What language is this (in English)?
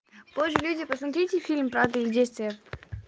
Russian